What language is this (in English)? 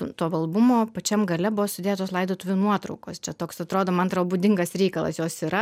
Lithuanian